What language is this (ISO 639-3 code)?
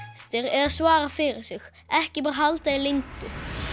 isl